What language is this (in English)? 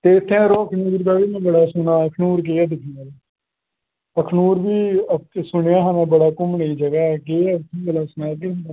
Dogri